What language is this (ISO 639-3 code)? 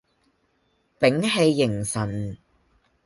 yue